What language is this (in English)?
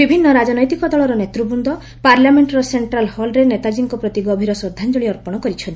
Odia